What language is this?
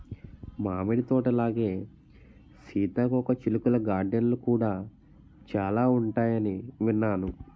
Telugu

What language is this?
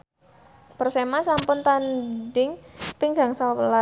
Javanese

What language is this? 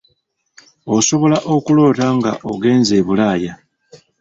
Ganda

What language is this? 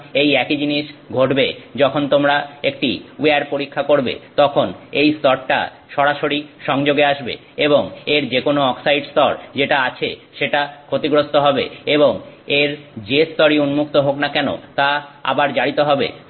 Bangla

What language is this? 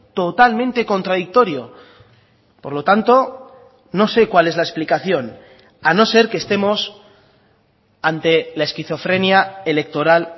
Spanish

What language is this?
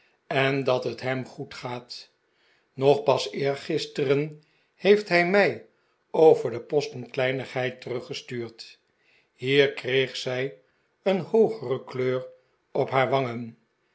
Dutch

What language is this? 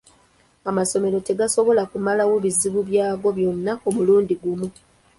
Ganda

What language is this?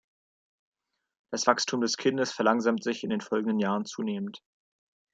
German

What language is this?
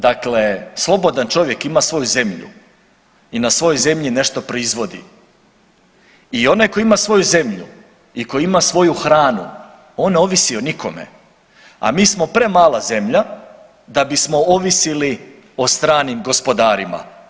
Croatian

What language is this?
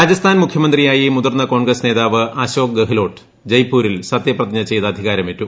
Malayalam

